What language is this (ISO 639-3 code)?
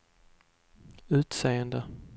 swe